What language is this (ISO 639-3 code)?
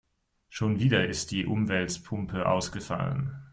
deu